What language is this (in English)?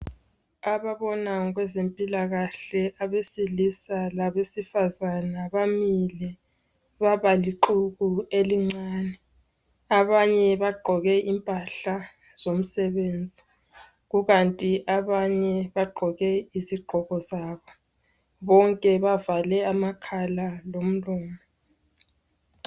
North Ndebele